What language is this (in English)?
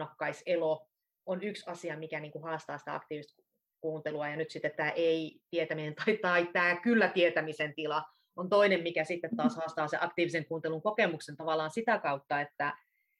Finnish